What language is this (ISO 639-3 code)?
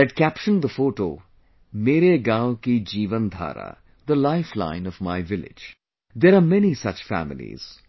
eng